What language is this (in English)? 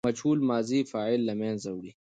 Pashto